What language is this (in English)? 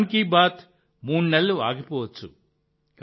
Telugu